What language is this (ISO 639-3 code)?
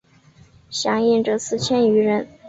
zho